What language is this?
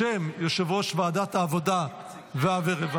Hebrew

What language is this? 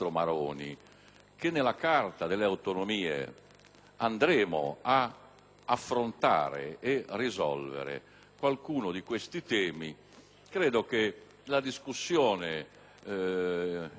Italian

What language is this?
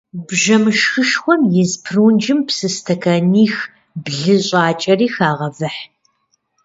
Kabardian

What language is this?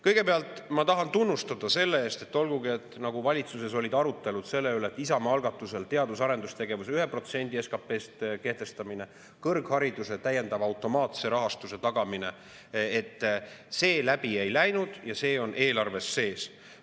Estonian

